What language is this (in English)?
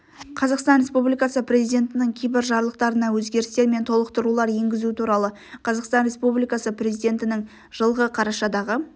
Kazakh